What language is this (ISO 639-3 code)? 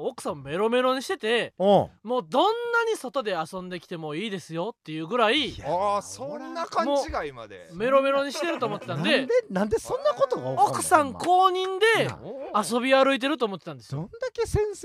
jpn